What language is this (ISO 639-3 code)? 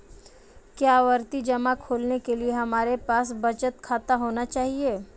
hin